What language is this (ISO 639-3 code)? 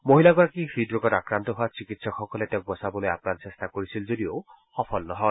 asm